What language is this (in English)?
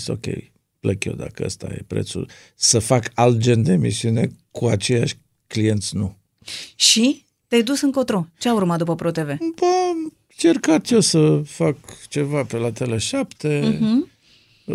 Romanian